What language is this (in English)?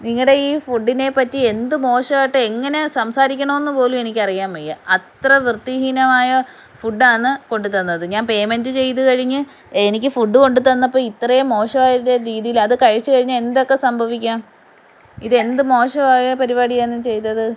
Malayalam